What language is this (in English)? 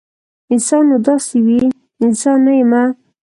Pashto